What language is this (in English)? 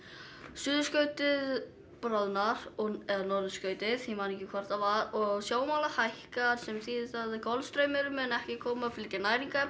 Icelandic